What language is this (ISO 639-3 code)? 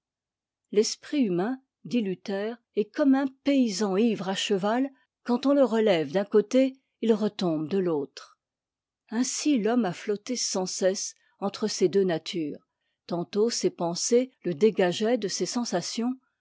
fra